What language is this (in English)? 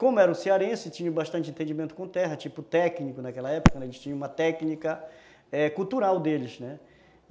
Portuguese